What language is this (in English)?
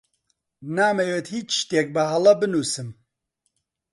Central Kurdish